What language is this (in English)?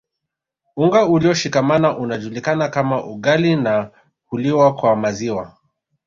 Swahili